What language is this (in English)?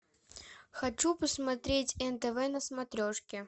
Russian